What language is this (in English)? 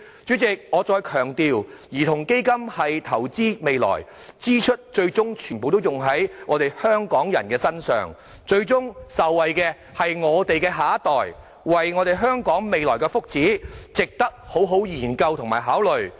Cantonese